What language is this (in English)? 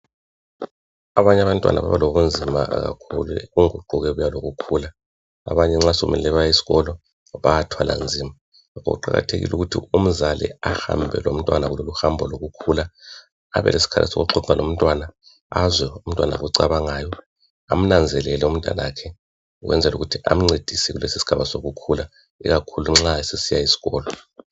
North Ndebele